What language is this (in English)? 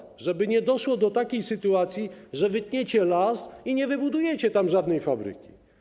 Polish